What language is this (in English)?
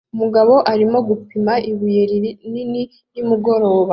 Kinyarwanda